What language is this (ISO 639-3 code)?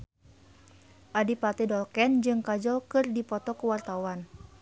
sun